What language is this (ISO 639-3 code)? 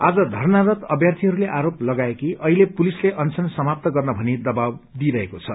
nep